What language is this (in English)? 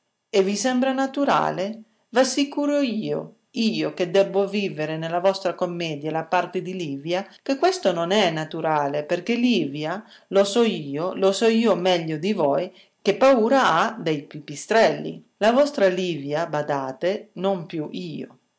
Italian